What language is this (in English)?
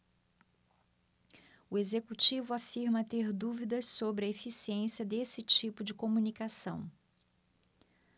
Portuguese